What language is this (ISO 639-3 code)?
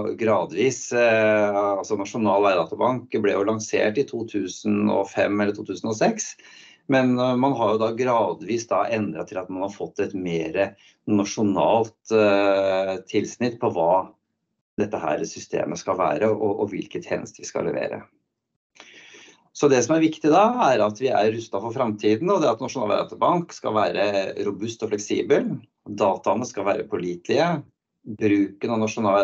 nor